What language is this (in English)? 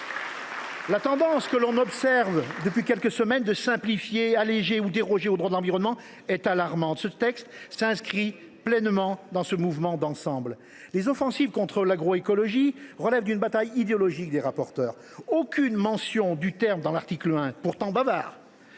French